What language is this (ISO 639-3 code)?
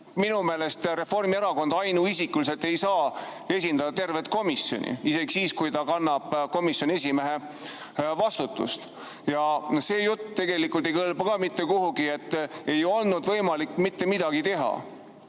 est